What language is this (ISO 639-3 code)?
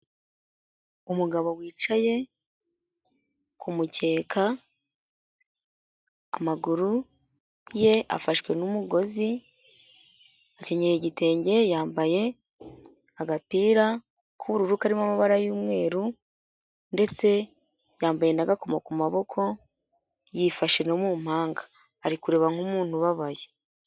kin